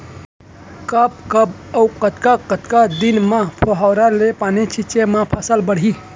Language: Chhattisgarhi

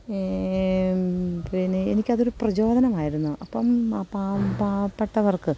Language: Malayalam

